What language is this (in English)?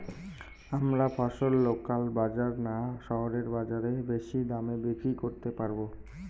Bangla